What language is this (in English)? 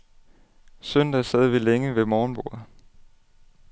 Danish